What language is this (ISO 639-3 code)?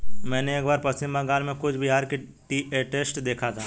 hin